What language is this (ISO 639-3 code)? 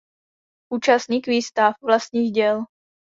ces